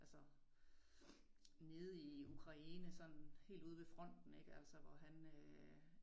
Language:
Danish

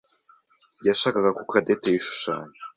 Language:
Kinyarwanda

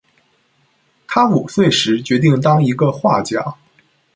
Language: Chinese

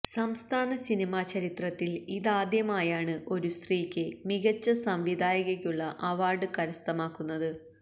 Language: Malayalam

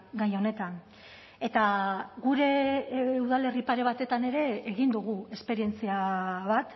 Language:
Basque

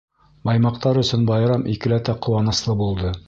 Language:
Bashkir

